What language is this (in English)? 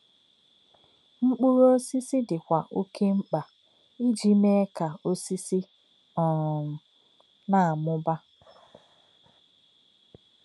Igbo